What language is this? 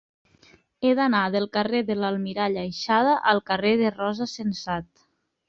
Catalan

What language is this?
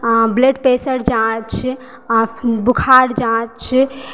Maithili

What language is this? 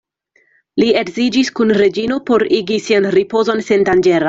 Esperanto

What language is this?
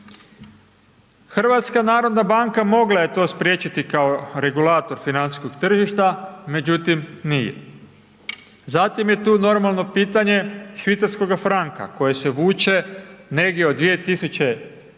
Croatian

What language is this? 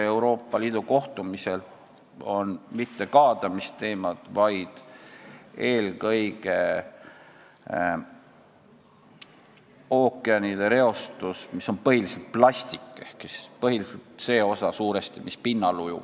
Estonian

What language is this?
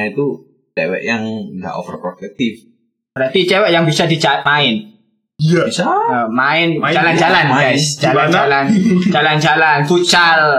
Indonesian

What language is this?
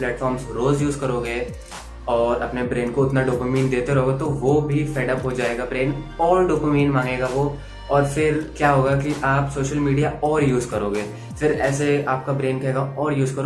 Hindi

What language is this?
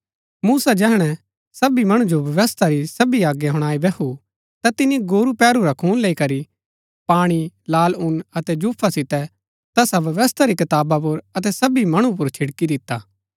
Gaddi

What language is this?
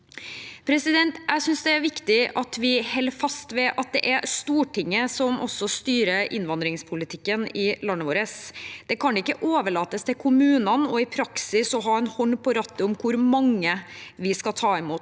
Norwegian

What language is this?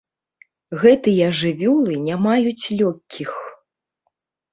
Belarusian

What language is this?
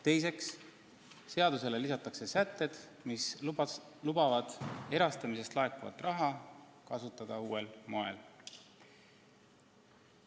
Estonian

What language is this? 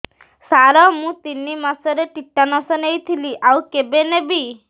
Odia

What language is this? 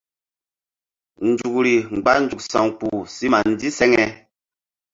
Mbum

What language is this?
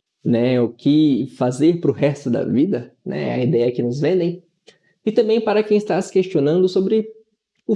Portuguese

